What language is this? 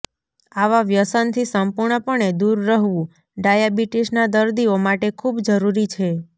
Gujarati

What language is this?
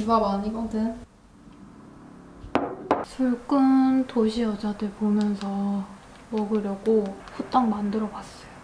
Korean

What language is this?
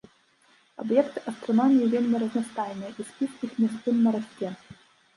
Belarusian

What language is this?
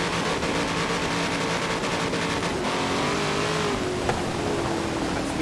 Indonesian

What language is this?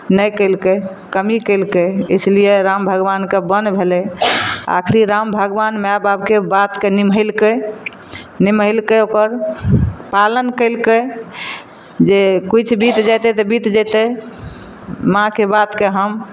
Maithili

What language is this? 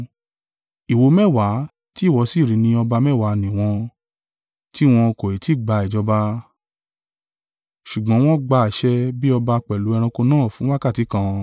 Yoruba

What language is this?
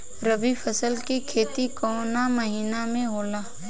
Bhojpuri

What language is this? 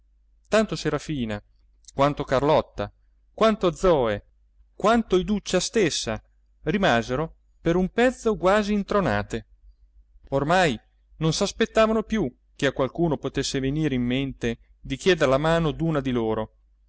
Italian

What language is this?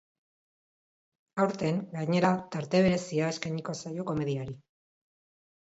Basque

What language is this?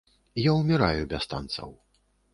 Belarusian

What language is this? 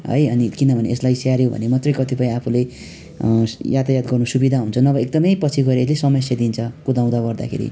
Nepali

